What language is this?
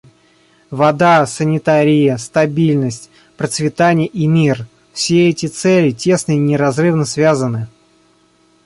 Russian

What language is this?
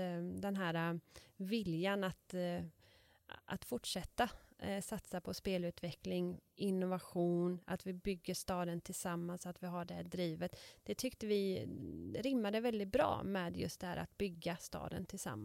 Swedish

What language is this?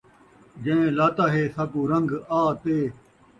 Saraiki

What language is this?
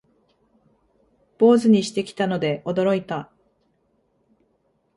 Japanese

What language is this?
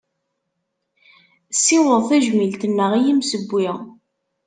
Kabyle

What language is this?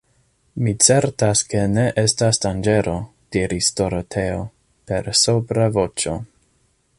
Esperanto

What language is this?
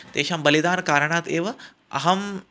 Sanskrit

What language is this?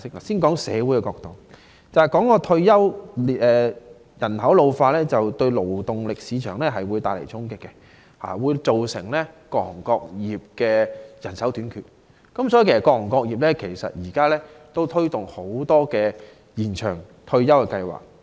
Cantonese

